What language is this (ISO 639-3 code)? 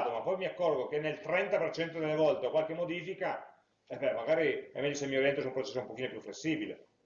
ita